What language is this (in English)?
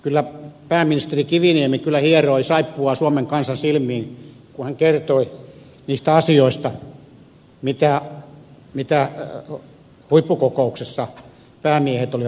Finnish